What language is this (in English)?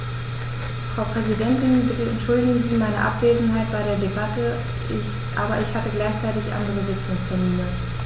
German